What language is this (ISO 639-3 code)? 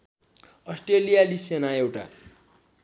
nep